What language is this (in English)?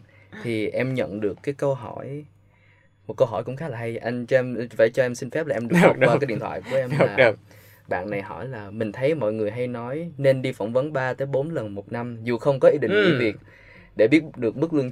Vietnamese